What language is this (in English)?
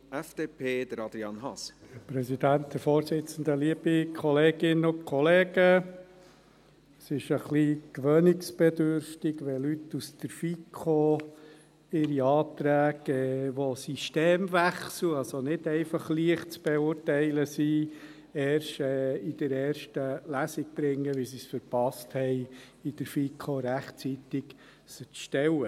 Swiss German